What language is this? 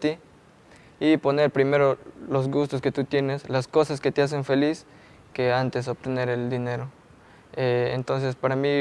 Spanish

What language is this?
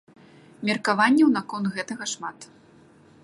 Belarusian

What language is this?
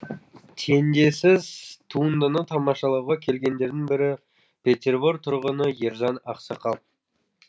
Kazakh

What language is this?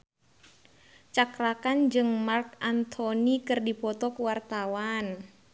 Sundanese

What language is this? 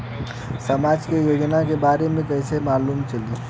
Bhojpuri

